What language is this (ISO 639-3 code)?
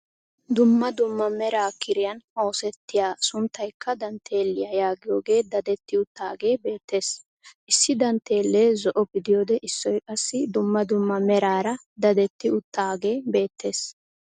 wal